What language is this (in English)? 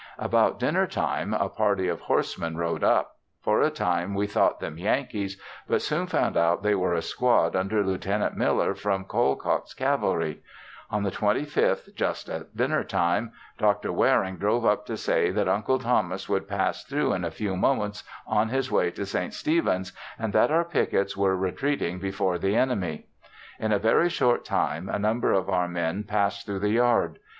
English